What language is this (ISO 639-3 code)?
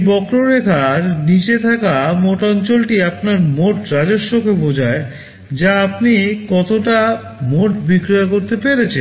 ben